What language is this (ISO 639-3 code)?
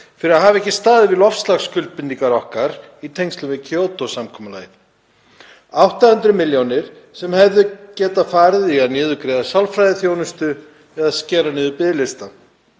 isl